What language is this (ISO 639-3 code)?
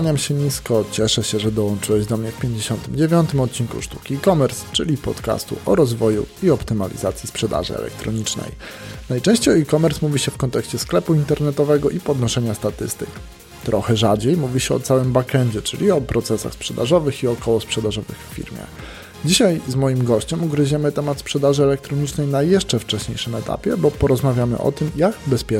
pol